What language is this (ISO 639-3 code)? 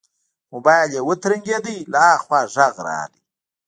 pus